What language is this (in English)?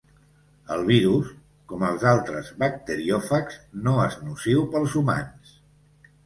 Catalan